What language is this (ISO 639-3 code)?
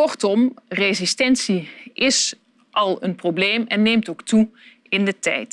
nld